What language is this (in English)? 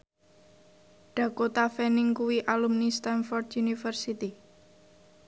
Javanese